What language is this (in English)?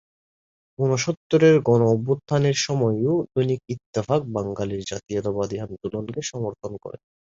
Bangla